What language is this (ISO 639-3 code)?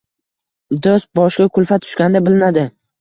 uzb